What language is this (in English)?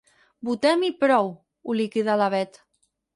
Catalan